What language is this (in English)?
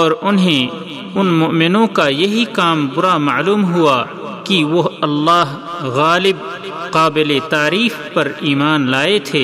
Urdu